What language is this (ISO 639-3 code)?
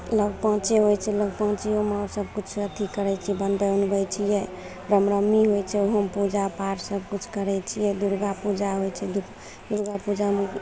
mai